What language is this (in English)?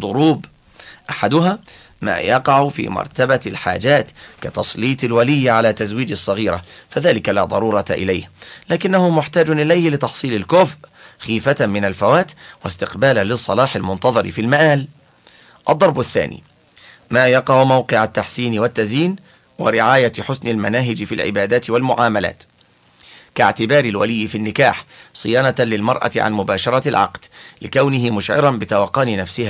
Arabic